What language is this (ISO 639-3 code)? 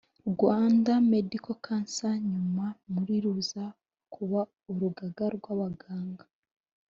kin